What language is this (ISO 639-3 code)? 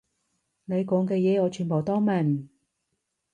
yue